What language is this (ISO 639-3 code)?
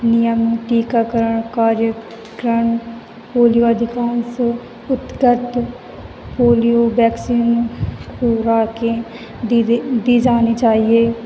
hin